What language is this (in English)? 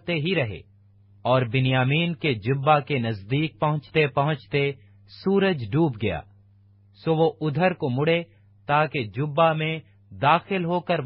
Urdu